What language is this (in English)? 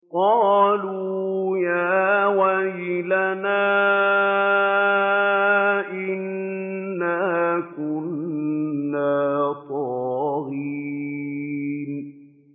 Arabic